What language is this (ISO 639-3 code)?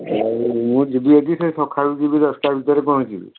ori